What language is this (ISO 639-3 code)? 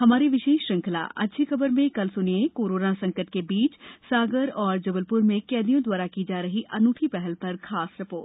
hin